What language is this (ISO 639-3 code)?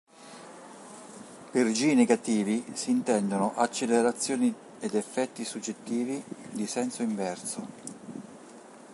ita